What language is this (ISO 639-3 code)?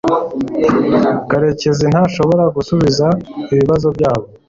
kin